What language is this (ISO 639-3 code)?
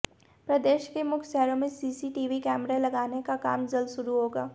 hin